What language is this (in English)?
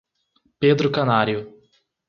Portuguese